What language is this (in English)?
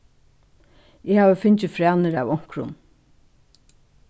Faroese